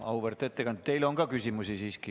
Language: Estonian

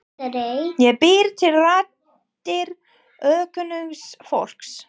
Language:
Icelandic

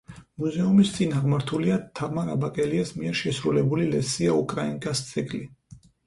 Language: Georgian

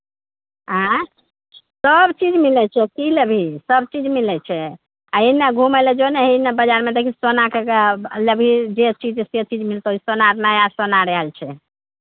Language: Maithili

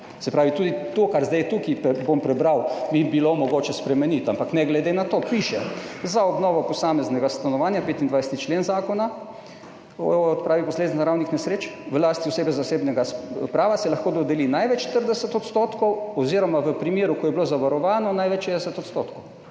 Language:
Slovenian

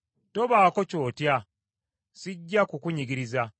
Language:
Ganda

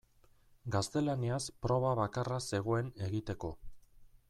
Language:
Basque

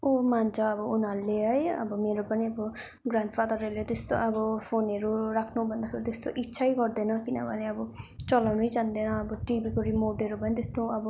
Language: Nepali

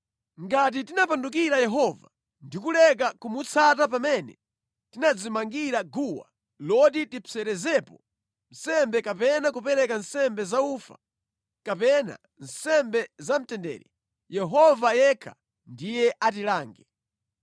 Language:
Nyanja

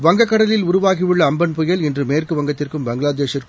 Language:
Tamil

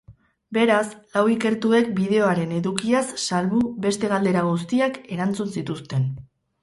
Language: Basque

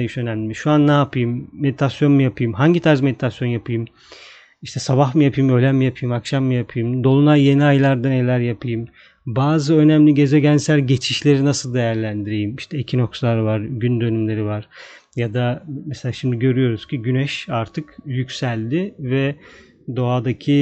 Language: Turkish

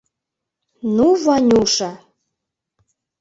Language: Mari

